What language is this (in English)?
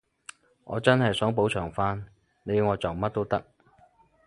Cantonese